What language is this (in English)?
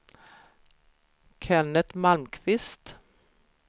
Swedish